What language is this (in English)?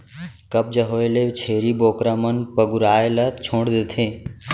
Chhattisgarhi